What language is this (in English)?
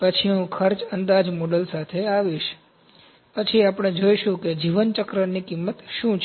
Gujarati